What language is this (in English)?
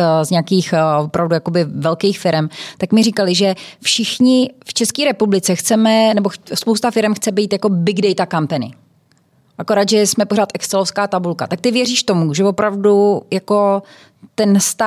Czech